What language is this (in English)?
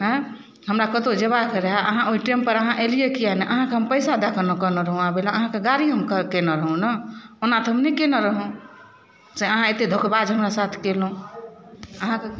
Maithili